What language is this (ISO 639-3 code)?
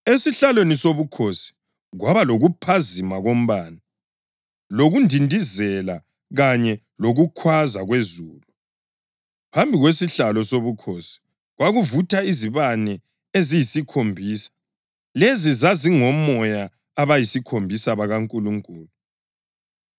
nde